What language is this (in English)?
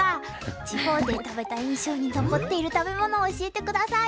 Japanese